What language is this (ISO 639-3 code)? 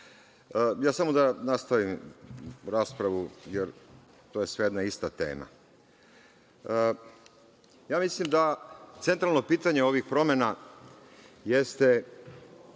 srp